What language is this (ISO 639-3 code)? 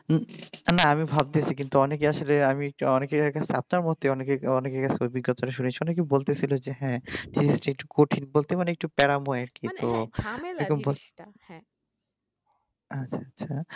ben